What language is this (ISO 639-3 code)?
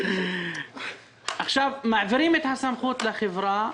heb